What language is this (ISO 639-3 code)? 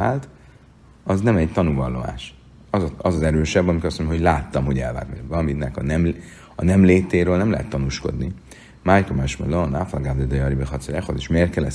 hun